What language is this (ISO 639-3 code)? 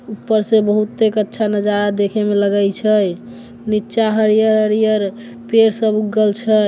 mai